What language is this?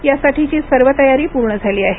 Marathi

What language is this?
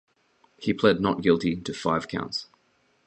English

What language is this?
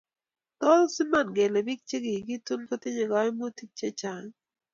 Kalenjin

